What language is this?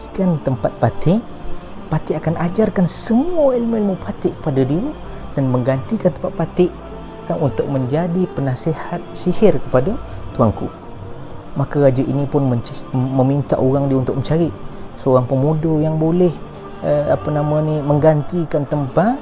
Malay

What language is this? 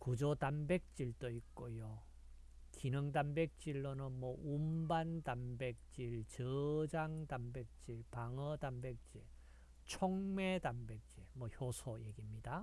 Korean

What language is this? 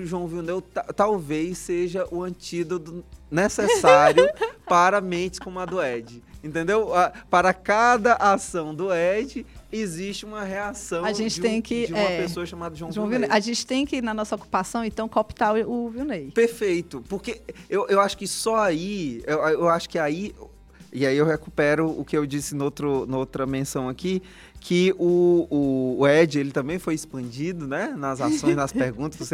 Portuguese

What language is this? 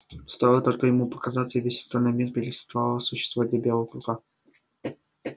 Russian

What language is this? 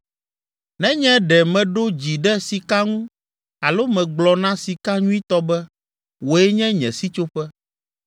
Ewe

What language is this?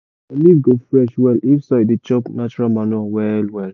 Nigerian Pidgin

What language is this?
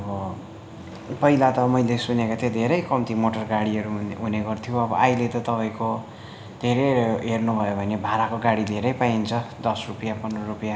Nepali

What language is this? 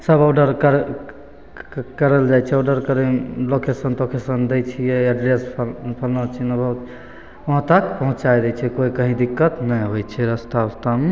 Maithili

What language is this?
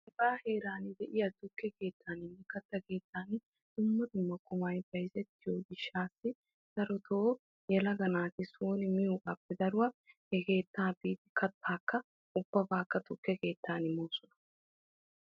Wolaytta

